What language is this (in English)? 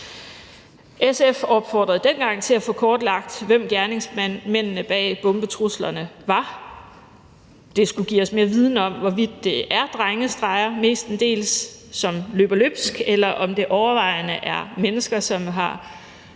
Danish